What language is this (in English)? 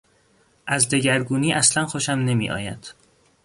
Persian